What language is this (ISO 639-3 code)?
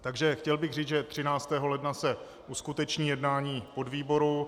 ces